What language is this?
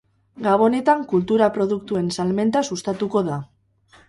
Basque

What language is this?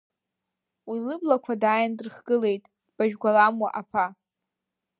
Abkhazian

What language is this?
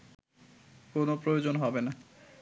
Bangla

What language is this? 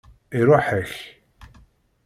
Kabyle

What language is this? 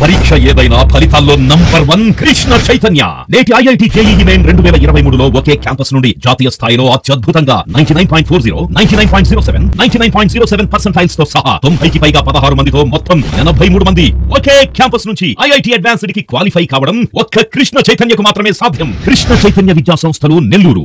Telugu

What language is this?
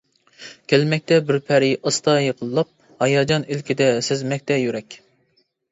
Uyghur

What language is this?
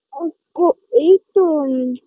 Bangla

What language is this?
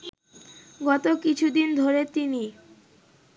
Bangla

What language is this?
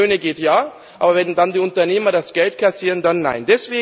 German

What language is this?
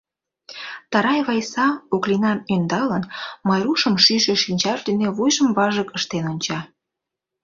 Mari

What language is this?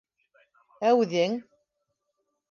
Bashkir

